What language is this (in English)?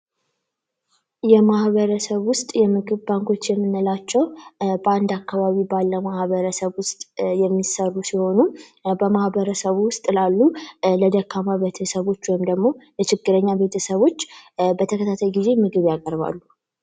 Amharic